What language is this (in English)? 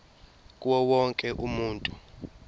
Zulu